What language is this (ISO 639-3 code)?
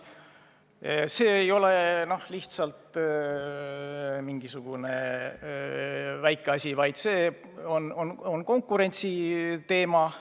est